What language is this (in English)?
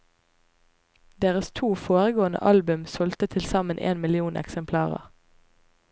Norwegian